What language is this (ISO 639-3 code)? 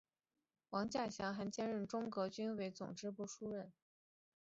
zho